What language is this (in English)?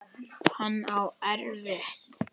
Icelandic